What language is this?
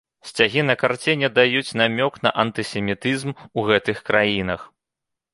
Belarusian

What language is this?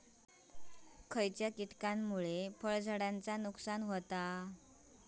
Marathi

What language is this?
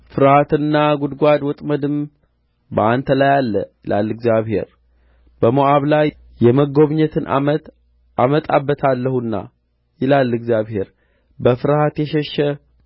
Amharic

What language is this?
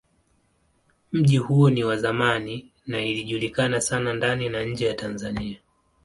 Swahili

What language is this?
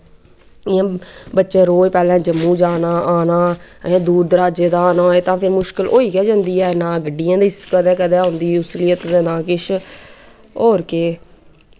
Dogri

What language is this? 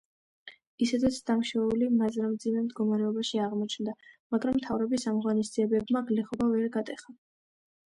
Georgian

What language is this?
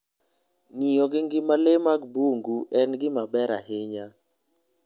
Luo (Kenya and Tanzania)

